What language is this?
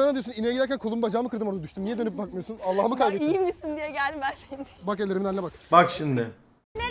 Turkish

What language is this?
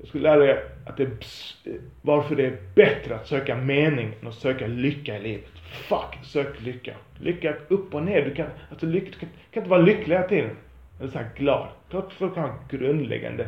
Swedish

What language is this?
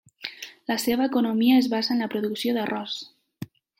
Catalan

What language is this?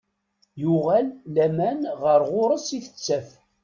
Kabyle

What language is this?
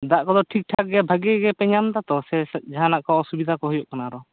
Santali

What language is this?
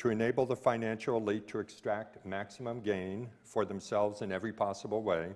English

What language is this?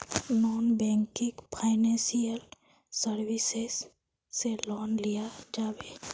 Magahi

